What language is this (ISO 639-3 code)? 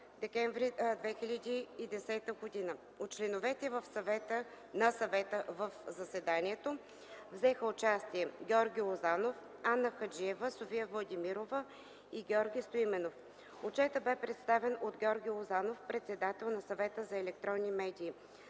bul